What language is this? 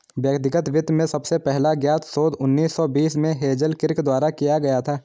Hindi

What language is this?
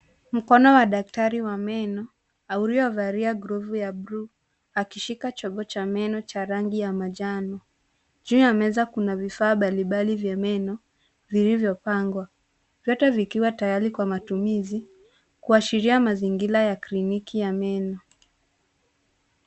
Swahili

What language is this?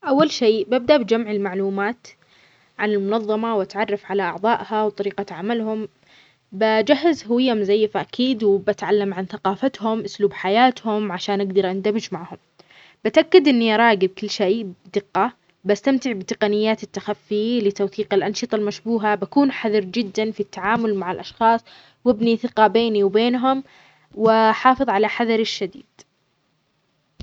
Omani Arabic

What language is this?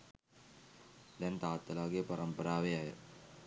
Sinhala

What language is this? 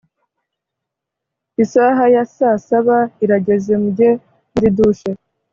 Kinyarwanda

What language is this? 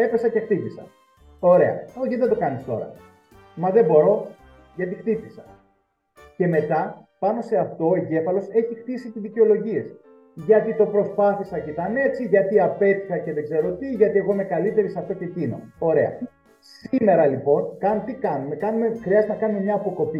Greek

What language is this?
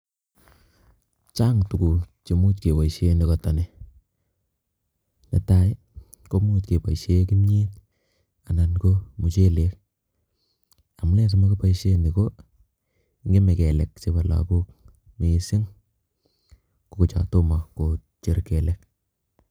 Kalenjin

